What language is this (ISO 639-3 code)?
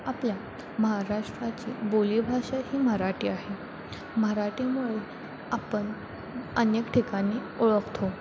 mar